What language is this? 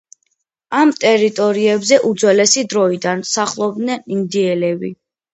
Georgian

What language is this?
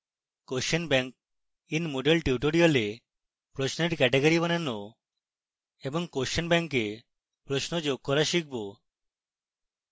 Bangla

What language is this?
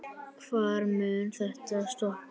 Icelandic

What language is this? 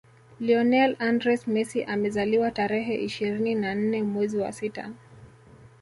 Swahili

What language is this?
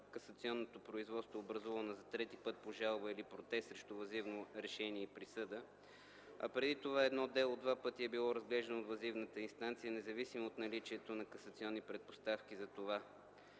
Bulgarian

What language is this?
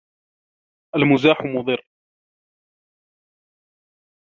Arabic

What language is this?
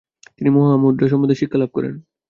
Bangla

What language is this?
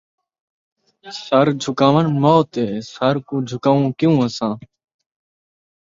Saraiki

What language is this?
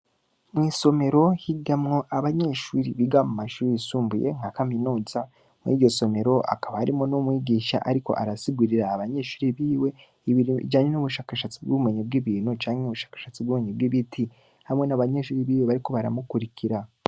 Rundi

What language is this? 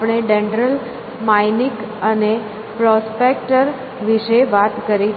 Gujarati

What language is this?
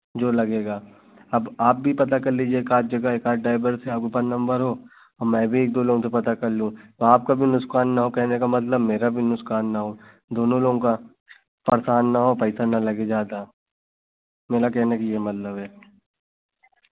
Hindi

